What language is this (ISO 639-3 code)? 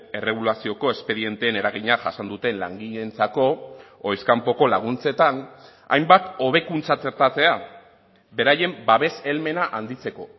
eus